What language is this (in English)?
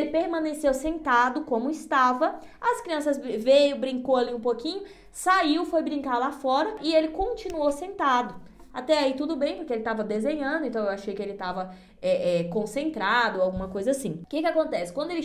Portuguese